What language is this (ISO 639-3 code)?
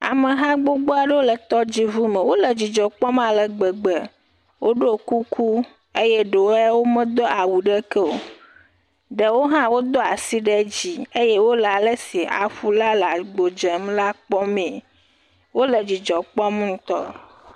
ewe